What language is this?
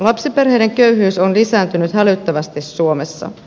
Finnish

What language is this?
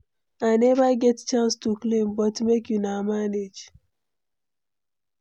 Nigerian Pidgin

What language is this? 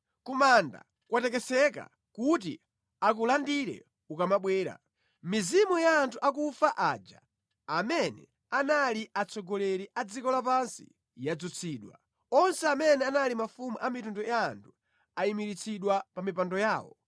Nyanja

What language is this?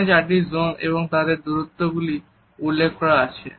Bangla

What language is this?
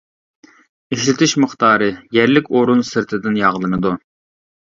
Uyghur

